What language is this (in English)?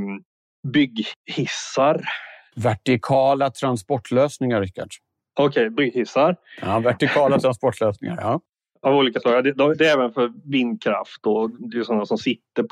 Swedish